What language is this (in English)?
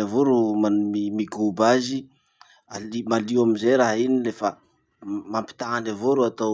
Masikoro Malagasy